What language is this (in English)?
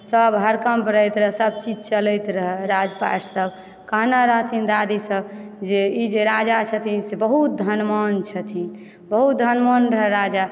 Maithili